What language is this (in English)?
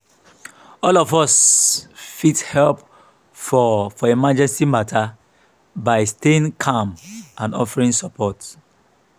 Nigerian Pidgin